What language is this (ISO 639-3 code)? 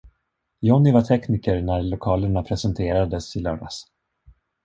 swe